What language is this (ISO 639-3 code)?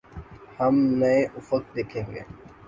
urd